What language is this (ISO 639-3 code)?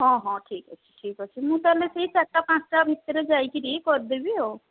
ori